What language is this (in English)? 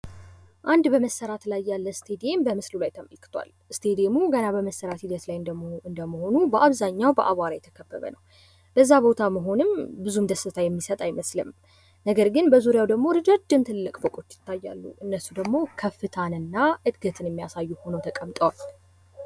Amharic